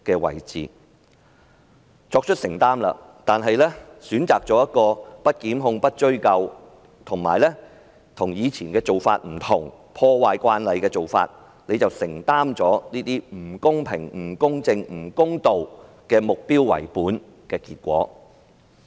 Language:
Cantonese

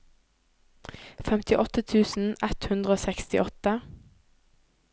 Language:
Norwegian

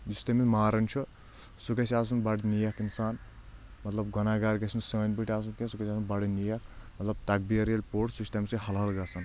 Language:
Kashmiri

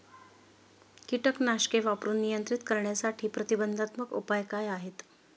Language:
Marathi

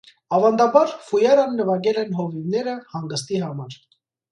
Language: Armenian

